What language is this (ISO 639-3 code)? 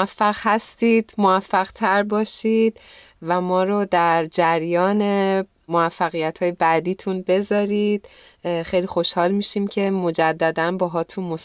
fas